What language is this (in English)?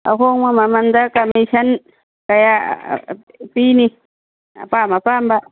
Manipuri